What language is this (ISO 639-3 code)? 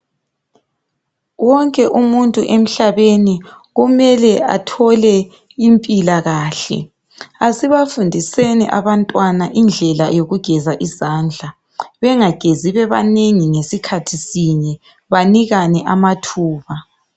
nde